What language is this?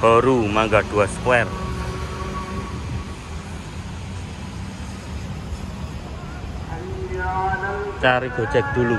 Indonesian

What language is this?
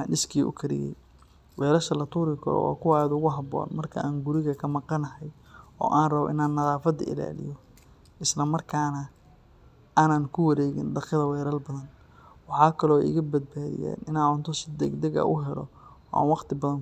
Somali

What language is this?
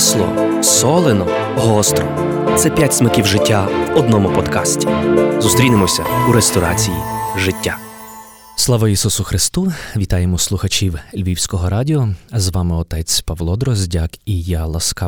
Ukrainian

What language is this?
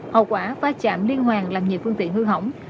Vietnamese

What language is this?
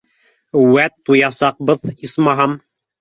Bashkir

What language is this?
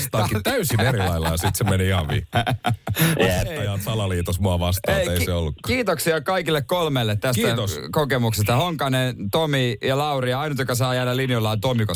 Finnish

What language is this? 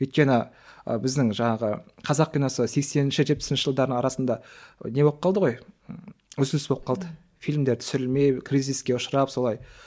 Kazakh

